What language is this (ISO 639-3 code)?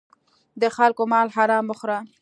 pus